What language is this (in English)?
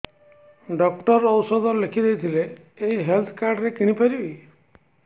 Odia